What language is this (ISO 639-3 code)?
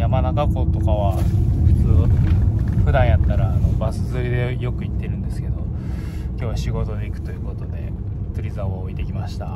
jpn